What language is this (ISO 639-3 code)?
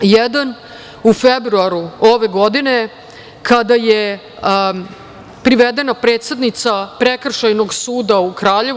srp